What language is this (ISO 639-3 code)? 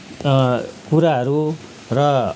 nep